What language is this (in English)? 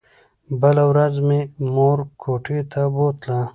Pashto